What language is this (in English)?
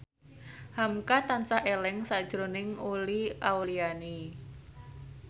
Javanese